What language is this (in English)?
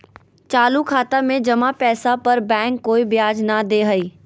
Magahi